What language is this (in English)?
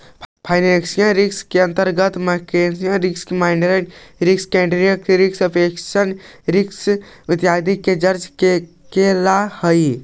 Magahi